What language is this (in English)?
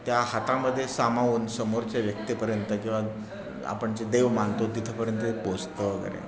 Marathi